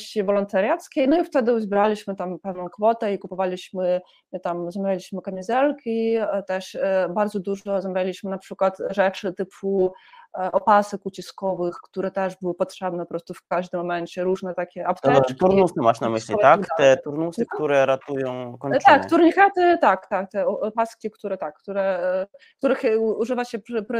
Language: Polish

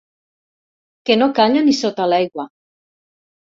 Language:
Catalan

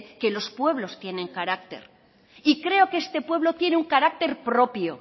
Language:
Spanish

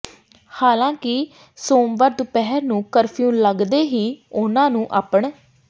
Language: Punjabi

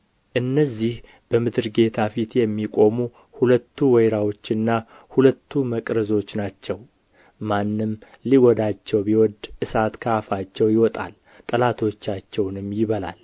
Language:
Amharic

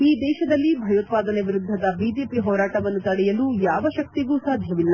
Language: Kannada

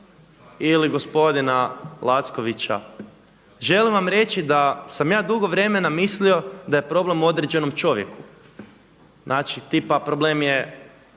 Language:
Croatian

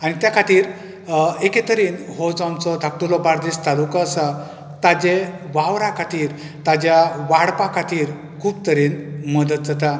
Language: Konkani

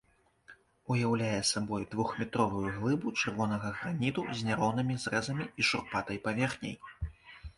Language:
Belarusian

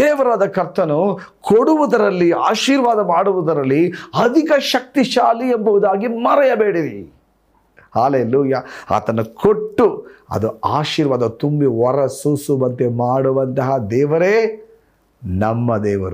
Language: Kannada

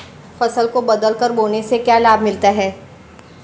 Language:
Hindi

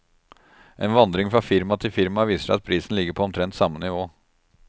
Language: Norwegian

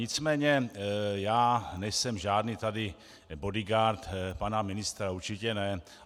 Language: Czech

